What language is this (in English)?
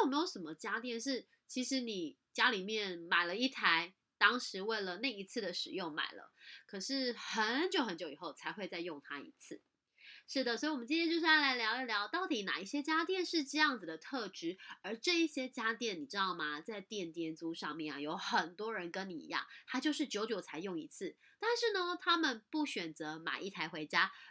Chinese